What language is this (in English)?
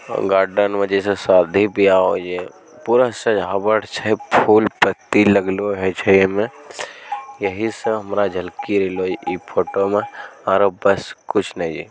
Magahi